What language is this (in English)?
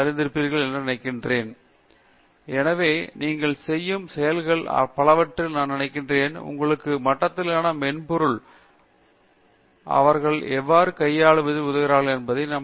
Tamil